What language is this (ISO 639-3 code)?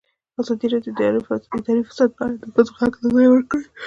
pus